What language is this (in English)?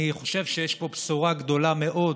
Hebrew